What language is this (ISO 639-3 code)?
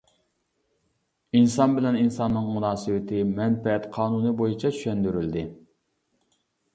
uig